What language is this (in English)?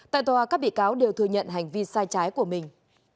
Vietnamese